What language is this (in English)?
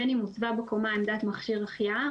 Hebrew